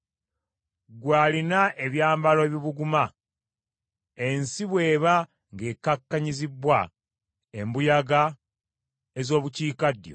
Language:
Ganda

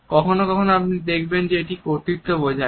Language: Bangla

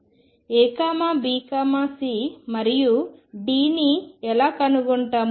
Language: Telugu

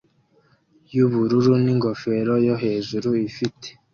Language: Kinyarwanda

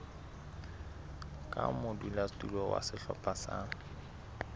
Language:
Southern Sotho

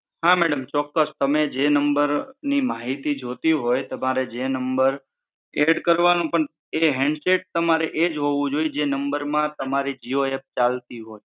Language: Gujarati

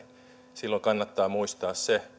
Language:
Finnish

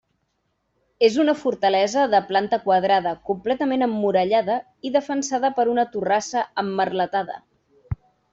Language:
Catalan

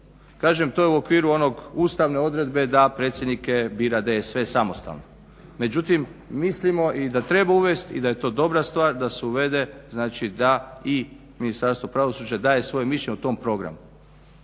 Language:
Croatian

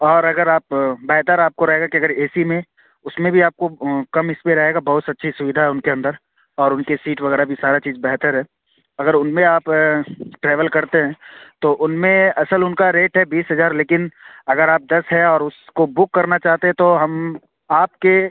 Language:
Urdu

